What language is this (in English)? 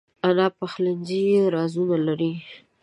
Pashto